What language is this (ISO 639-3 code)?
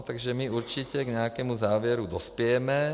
ces